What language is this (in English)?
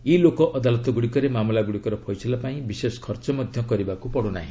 Odia